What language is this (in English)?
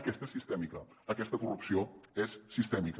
Catalan